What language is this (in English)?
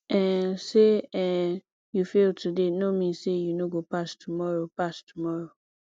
Nigerian Pidgin